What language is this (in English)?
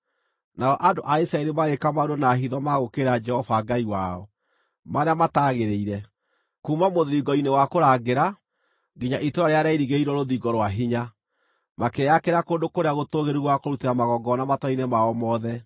Kikuyu